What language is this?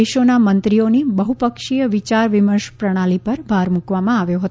Gujarati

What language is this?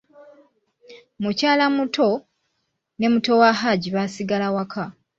Ganda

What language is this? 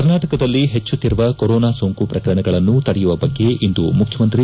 Kannada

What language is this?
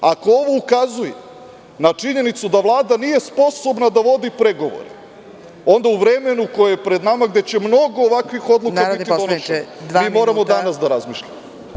Serbian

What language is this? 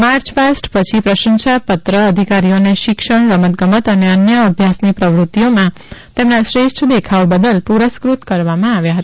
Gujarati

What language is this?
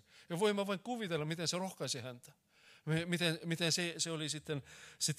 Finnish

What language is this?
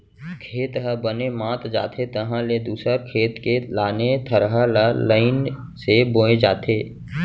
Chhattisgarhi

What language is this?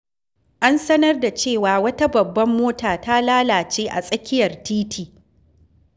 Hausa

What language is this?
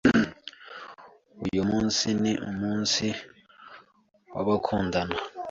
Kinyarwanda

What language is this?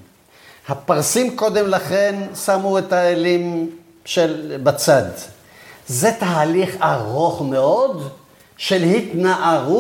Hebrew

